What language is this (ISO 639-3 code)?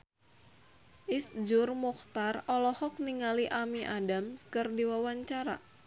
sun